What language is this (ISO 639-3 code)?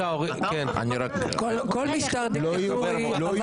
heb